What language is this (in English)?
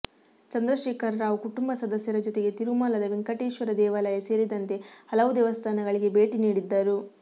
Kannada